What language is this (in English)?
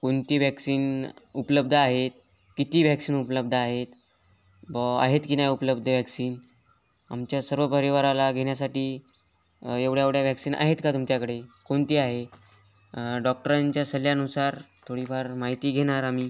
Marathi